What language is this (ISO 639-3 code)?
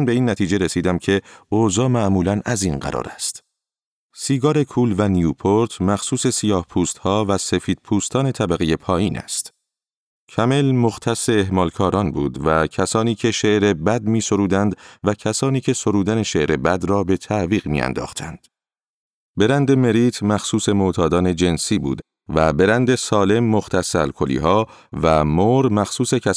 fas